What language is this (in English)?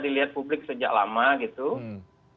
Indonesian